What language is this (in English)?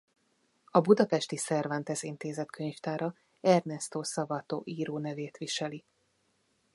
Hungarian